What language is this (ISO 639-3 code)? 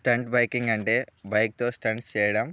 tel